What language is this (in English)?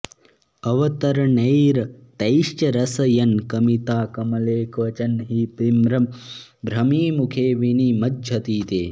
Sanskrit